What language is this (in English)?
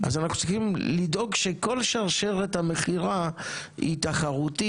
Hebrew